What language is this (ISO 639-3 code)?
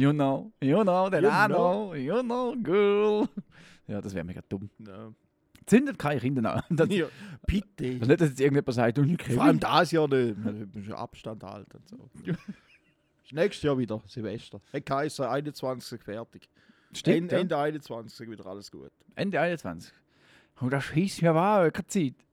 deu